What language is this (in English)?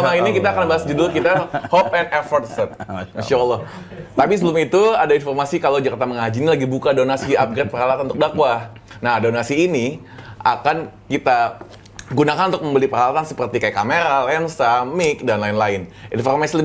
Indonesian